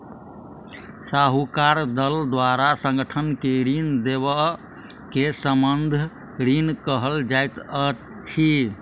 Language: Maithili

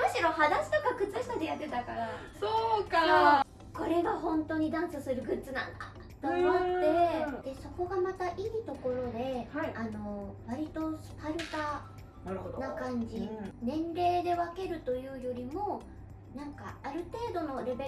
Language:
Japanese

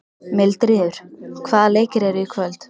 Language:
Icelandic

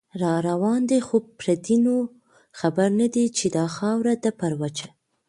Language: Pashto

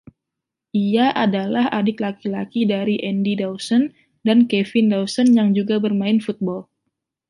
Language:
Indonesian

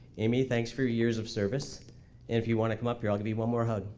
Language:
English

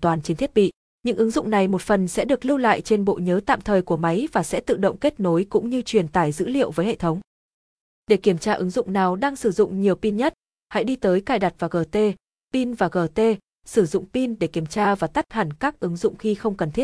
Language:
Vietnamese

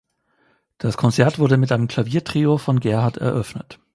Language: German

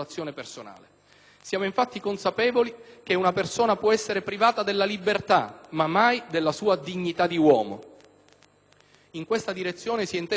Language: Italian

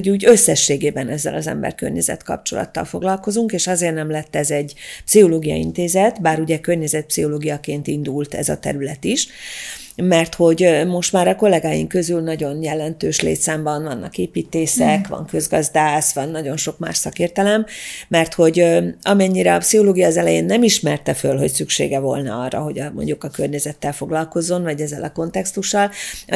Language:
Hungarian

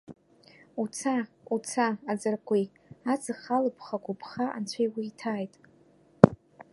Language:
Abkhazian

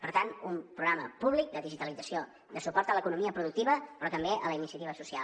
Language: Catalan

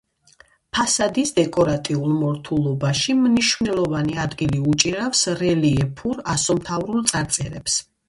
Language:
Georgian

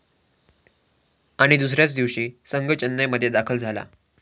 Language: Marathi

